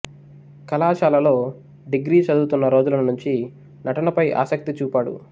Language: Telugu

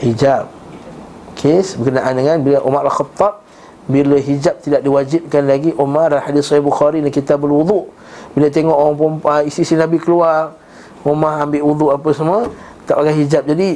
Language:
Malay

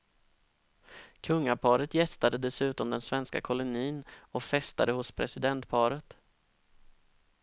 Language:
Swedish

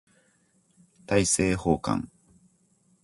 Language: Japanese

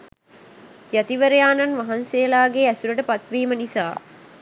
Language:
Sinhala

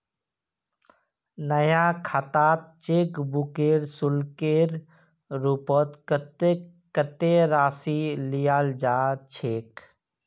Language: Magahi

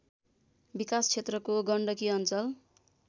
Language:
Nepali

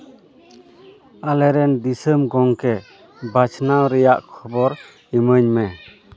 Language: Santali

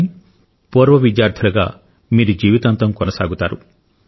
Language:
Telugu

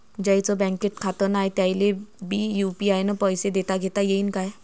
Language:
Marathi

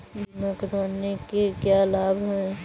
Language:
Hindi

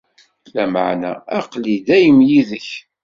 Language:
Kabyle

